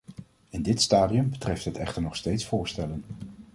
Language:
Dutch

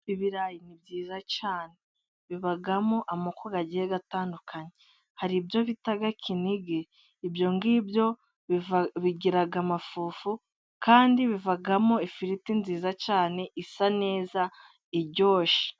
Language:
Kinyarwanda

